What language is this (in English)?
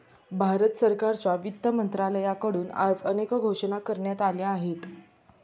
Marathi